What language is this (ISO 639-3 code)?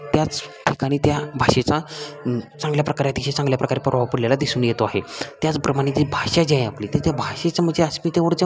mar